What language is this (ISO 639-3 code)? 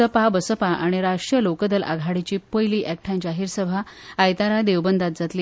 kok